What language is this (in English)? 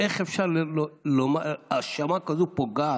Hebrew